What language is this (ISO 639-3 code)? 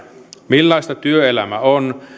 fin